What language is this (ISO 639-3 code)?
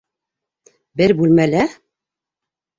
bak